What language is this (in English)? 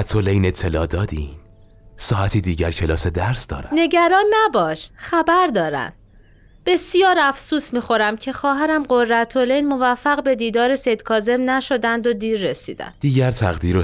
Persian